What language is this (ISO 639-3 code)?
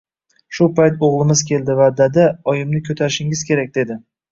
uzb